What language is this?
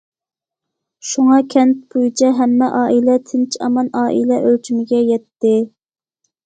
Uyghur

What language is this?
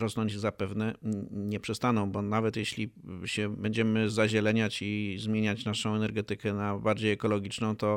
Polish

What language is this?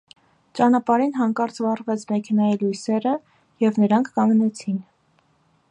Armenian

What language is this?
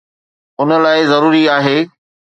Sindhi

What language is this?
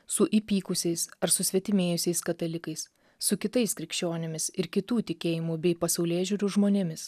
Lithuanian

